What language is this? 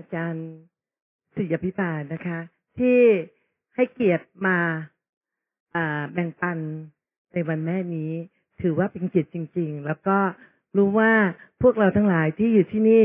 Thai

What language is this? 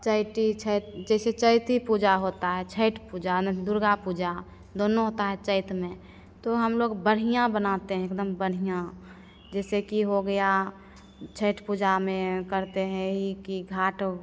Hindi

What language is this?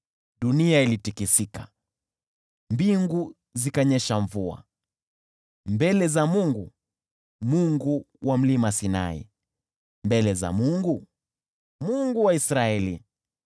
Swahili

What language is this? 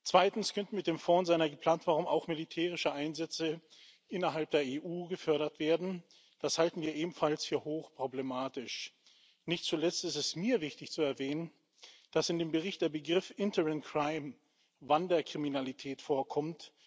German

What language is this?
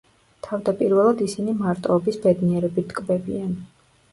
Georgian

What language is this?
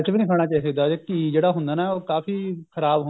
Punjabi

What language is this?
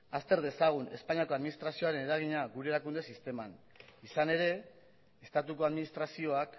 Basque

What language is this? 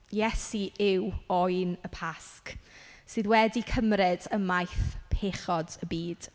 Welsh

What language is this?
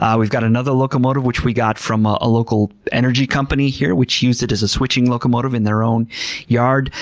English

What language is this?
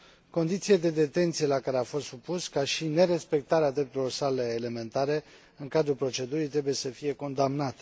Romanian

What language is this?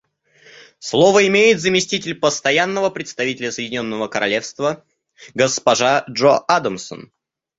Russian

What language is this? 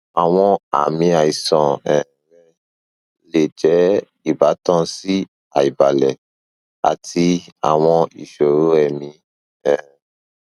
Yoruba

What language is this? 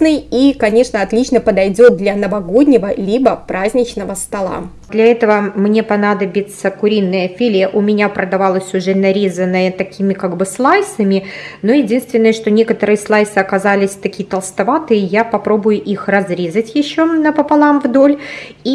Russian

